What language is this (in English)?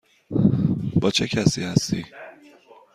Persian